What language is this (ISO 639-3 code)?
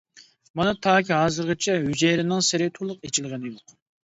uig